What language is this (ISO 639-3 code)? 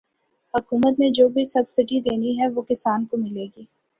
urd